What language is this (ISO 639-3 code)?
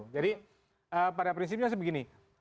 ind